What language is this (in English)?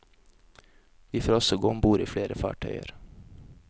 Norwegian